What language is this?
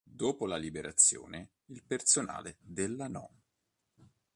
Italian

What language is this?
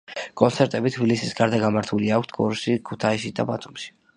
Georgian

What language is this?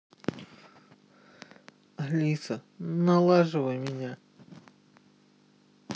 Russian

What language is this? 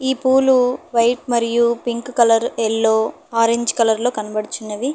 Telugu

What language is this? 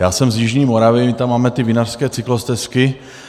Czech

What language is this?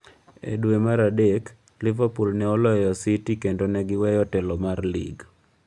Luo (Kenya and Tanzania)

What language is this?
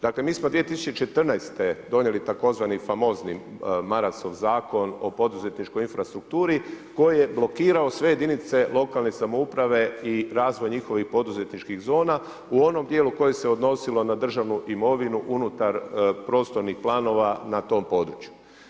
Croatian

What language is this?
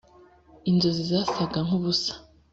Kinyarwanda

